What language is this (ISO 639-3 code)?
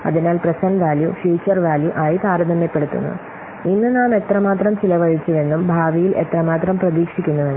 mal